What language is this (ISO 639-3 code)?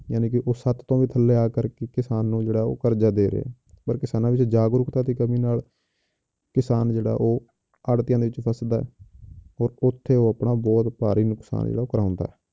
pan